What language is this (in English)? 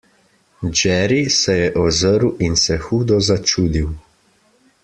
Slovenian